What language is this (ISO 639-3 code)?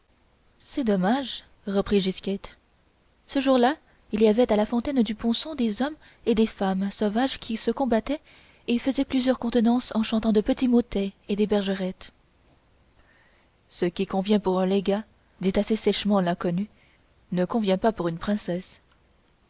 fra